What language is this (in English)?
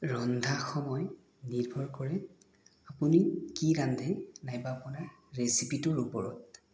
Assamese